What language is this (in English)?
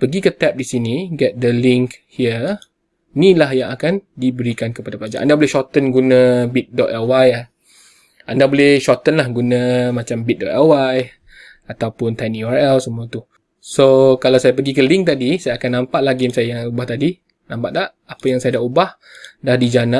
Malay